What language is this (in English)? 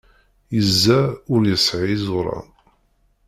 Kabyle